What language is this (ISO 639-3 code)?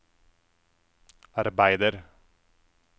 nor